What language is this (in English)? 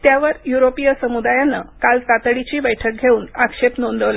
Marathi